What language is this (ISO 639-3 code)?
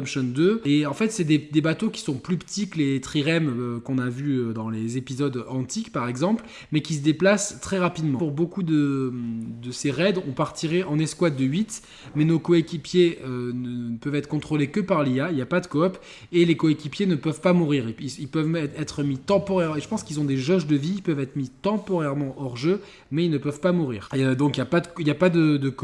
fra